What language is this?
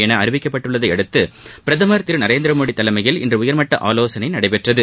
Tamil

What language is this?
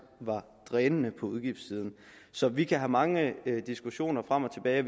Danish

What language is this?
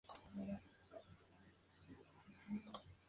Spanish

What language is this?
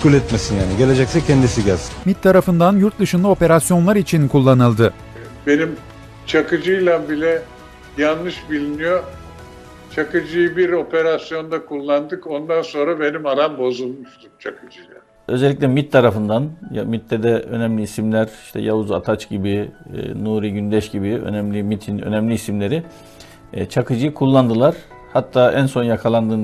Turkish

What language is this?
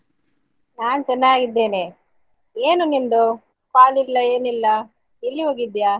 Kannada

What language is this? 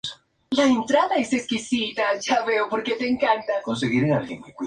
Spanish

